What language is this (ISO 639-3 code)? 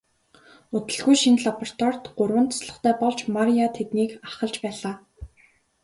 mon